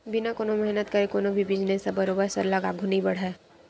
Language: Chhattisgarhi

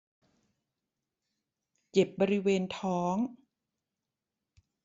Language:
Thai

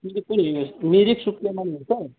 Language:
Nepali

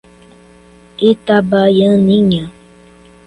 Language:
Portuguese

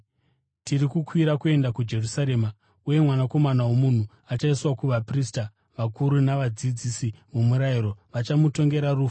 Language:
Shona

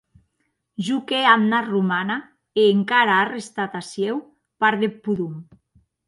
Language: Occitan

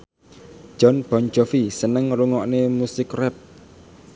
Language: Javanese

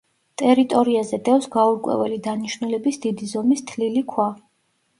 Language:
Georgian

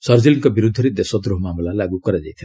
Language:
Odia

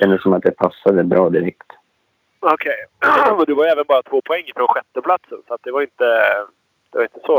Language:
Swedish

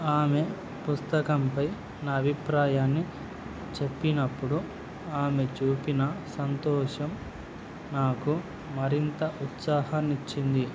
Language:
Telugu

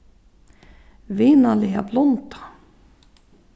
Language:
Faroese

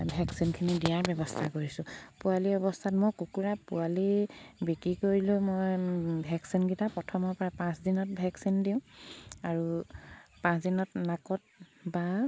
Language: Assamese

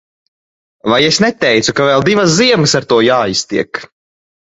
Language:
Latvian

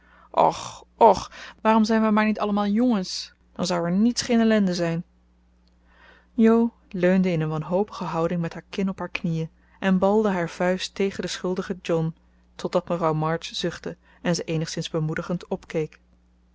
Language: Dutch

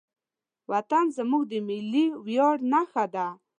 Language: Pashto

